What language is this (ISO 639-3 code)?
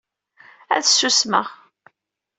kab